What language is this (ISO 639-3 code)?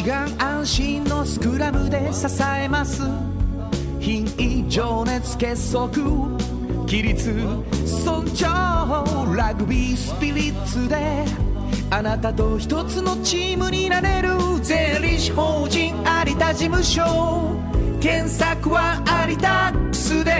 jpn